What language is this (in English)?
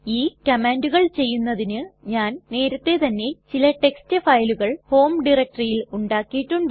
Malayalam